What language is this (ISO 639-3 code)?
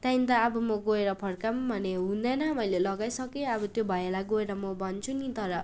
nep